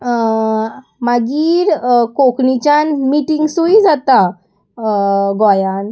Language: Konkani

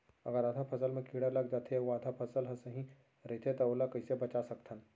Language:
Chhattisgarhi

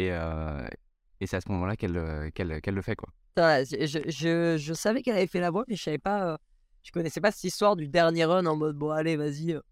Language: French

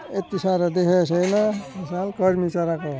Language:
Nepali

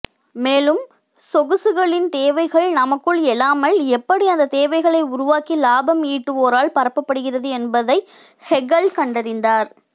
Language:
Tamil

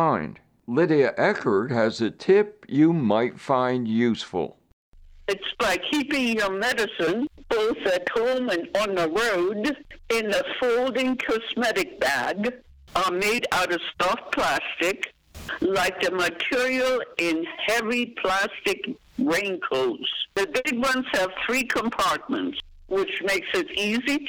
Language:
English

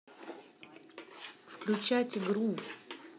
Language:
Russian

